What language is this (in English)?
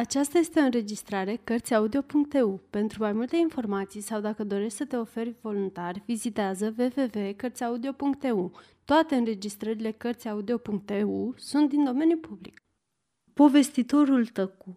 Romanian